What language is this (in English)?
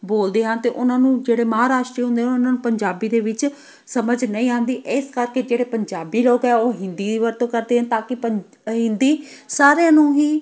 Punjabi